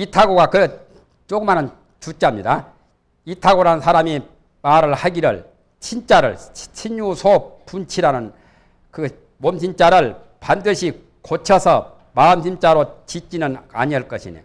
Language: Korean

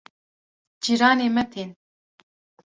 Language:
Kurdish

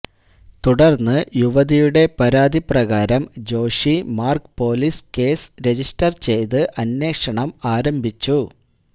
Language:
Malayalam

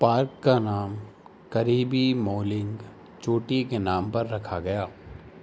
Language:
Urdu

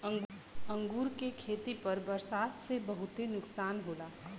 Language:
Bhojpuri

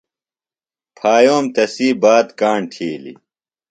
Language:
Phalura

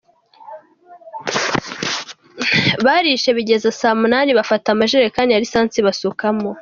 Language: Kinyarwanda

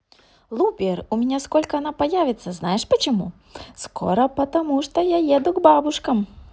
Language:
Russian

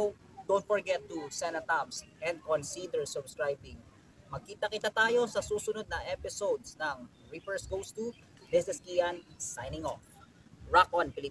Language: Filipino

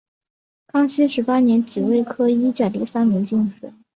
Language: Chinese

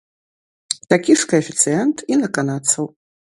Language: Belarusian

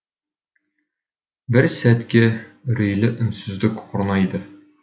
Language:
Kazakh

